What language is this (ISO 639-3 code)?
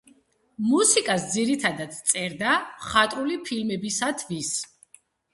kat